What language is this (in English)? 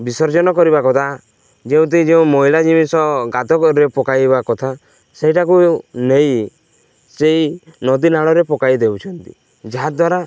Odia